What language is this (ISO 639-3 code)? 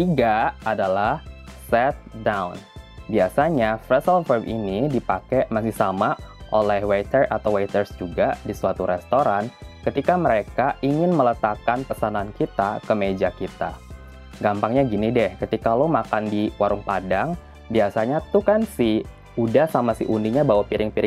ind